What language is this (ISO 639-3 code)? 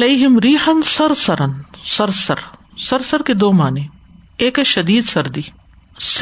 urd